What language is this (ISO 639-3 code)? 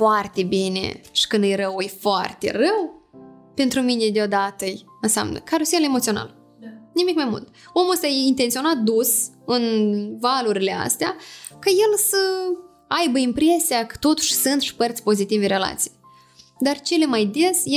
ron